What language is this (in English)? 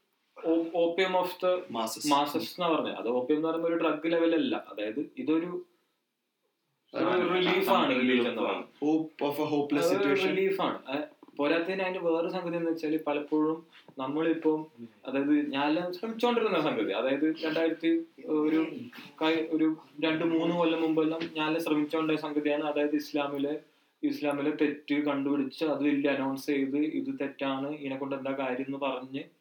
Malayalam